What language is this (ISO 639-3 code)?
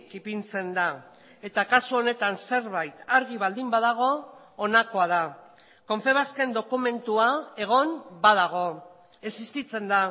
eus